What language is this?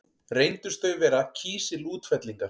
Icelandic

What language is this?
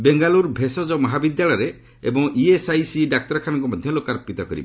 Odia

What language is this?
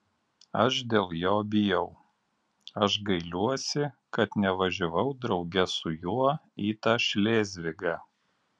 Lithuanian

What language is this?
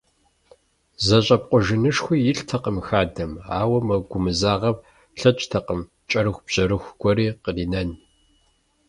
Kabardian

